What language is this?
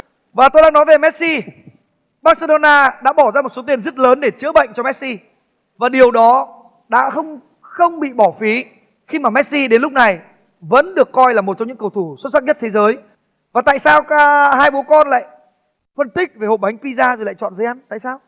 Vietnamese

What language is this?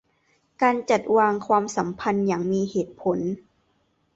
Thai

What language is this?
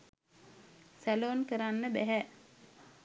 Sinhala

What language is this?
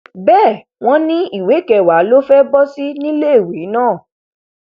Yoruba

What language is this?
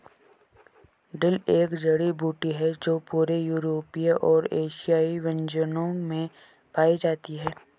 Hindi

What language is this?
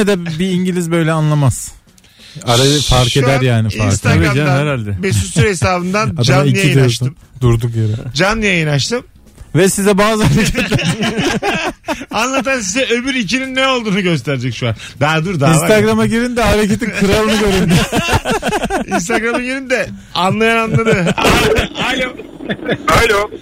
Turkish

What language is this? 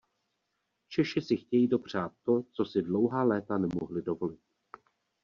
Czech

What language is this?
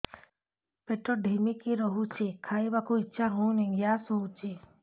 Odia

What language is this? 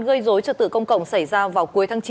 Vietnamese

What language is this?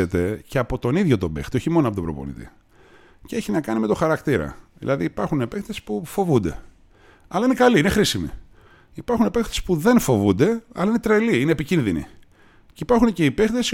Greek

